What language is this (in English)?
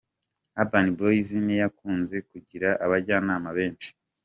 Kinyarwanda